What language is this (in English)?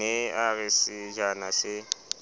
Southern Sotho